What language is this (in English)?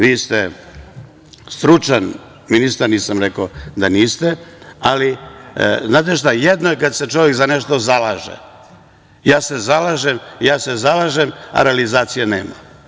Serbian